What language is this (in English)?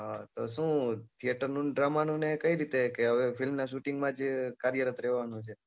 Gujarati